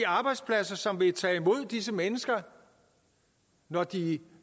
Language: Danish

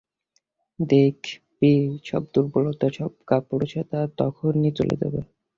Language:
Bangla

